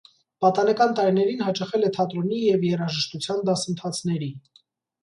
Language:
Armenian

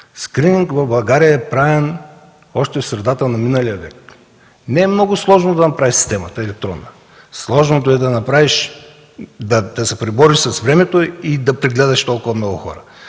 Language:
Bulgarian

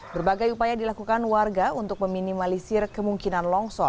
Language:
Indonesian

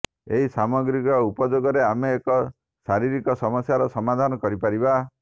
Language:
Odia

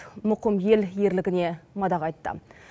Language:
Kazakh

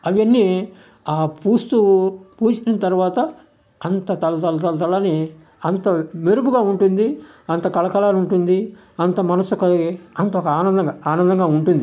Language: Telugu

